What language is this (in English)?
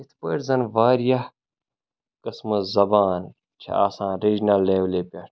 Kashmiri